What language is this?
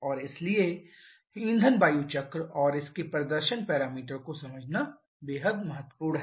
Hindi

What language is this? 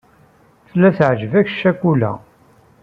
Kabyle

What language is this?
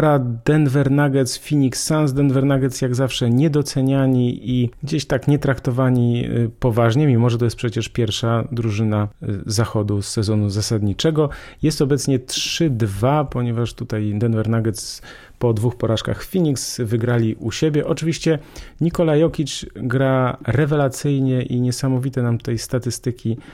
Polish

